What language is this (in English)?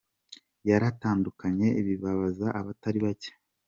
Kinyarwanda